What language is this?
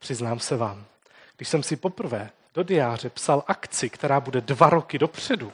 Czech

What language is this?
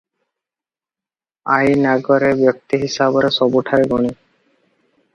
Odia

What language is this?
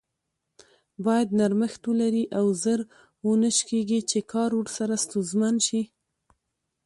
Pashto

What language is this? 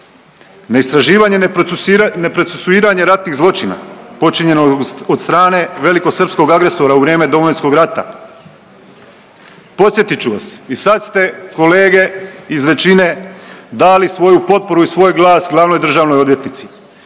Croatian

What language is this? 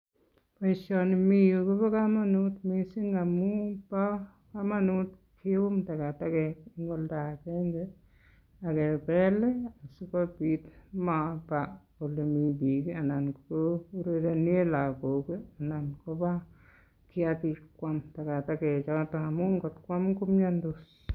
Kalenjin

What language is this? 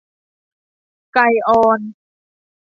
Thai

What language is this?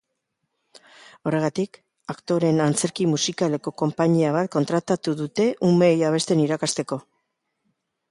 Basque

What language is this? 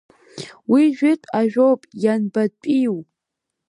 Abkhazian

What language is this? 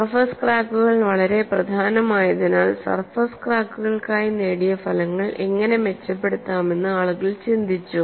Malayalam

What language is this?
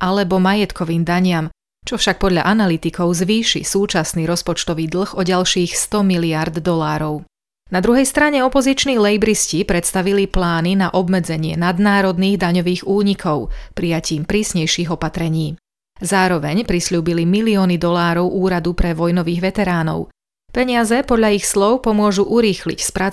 Slovak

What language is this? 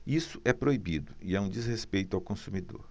Portuguese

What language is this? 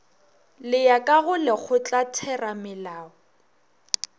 Northern Sotho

